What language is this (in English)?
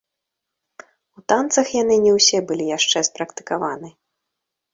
Belarusian